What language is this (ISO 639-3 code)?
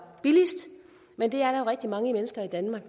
dan